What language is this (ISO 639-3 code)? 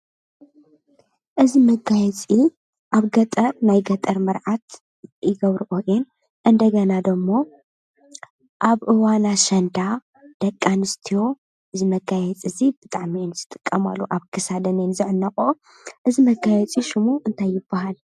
tir